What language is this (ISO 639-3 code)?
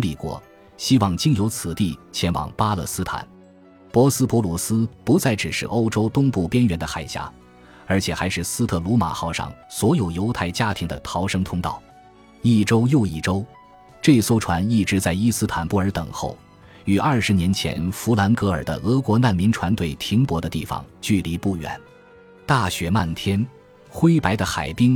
zho